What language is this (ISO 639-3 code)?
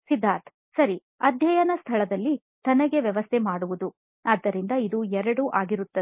kan